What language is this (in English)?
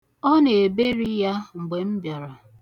Igbo